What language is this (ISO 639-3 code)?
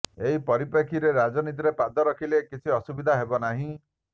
ori